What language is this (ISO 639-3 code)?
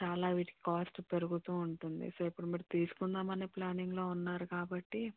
tel